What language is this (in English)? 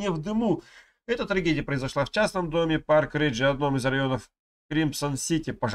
Russian